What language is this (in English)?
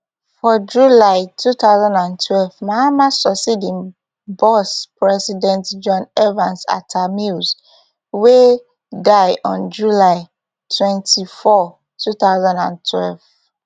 Nigerian Pidgin